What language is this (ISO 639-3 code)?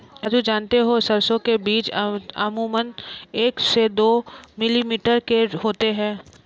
hin